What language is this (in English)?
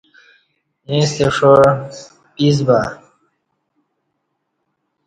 Kati